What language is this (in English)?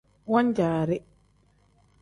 Tem